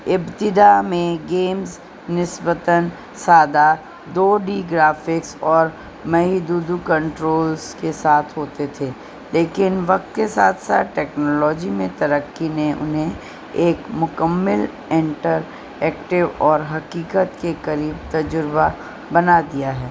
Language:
Urdu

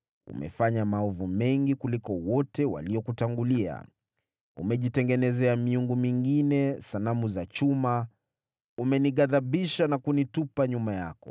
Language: Swahili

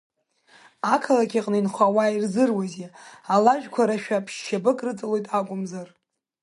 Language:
Abkhazian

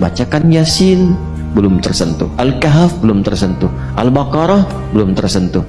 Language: Indonesian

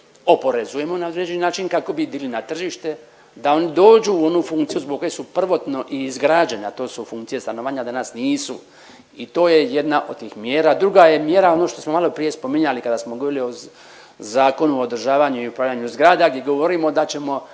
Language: Croatian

